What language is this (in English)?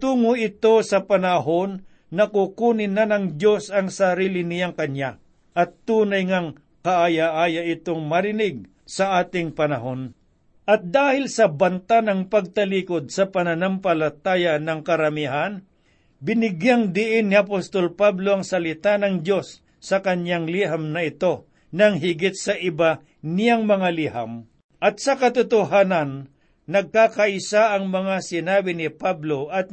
Filipino